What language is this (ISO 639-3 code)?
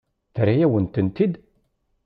kab